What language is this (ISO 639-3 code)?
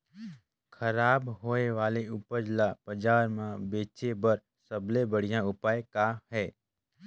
hne